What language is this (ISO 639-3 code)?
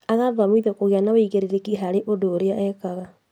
kik